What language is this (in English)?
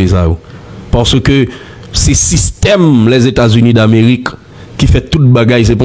French